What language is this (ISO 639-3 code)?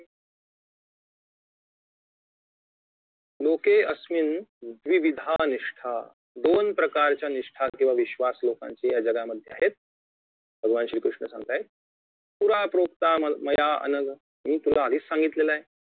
mar